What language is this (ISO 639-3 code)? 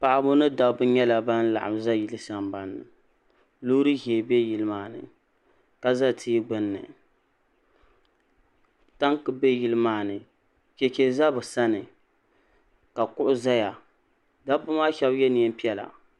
dag